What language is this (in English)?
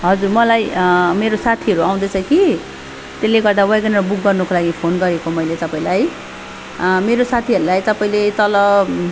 Nepali